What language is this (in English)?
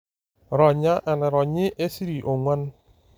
Masai